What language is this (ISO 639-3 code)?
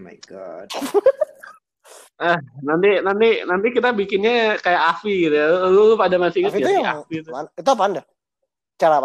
ind